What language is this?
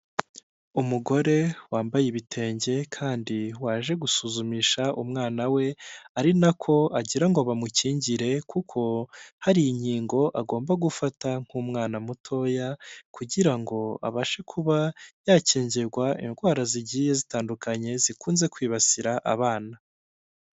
Kinyarwanda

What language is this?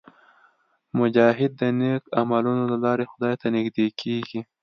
Pashto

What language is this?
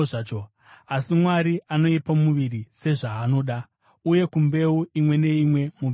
Shona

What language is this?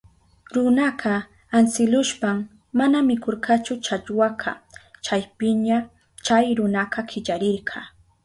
Southern Pastaza Quechua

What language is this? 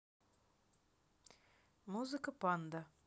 Russian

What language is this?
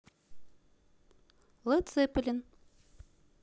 Russian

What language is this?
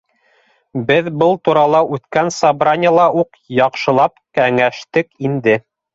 Bashkir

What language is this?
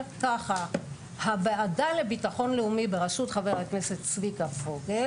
Hebrew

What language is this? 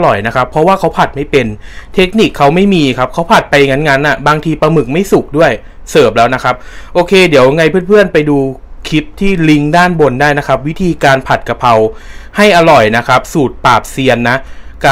Thai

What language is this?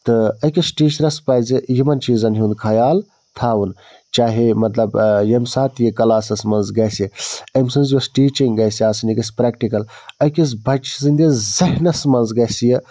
Kashmiri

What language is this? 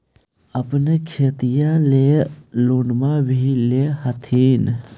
Magahi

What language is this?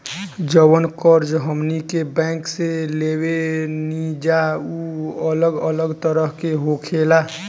Bhojpuri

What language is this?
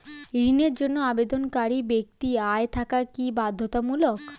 Bangla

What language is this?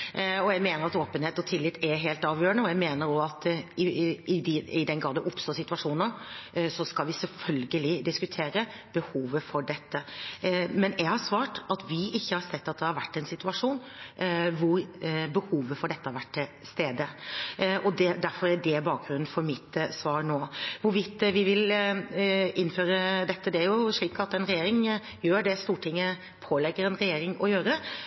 Norwegian Bokmål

